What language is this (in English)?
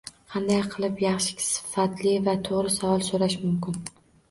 Uzbek